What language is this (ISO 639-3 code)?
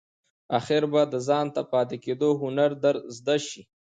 pus